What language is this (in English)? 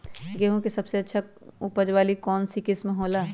Magahi